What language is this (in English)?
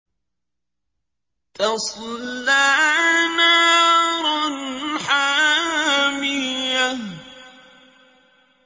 Arabic